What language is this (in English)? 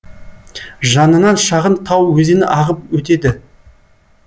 Kazakh